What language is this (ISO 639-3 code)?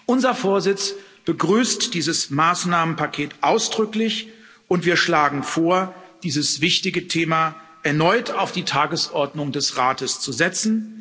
deu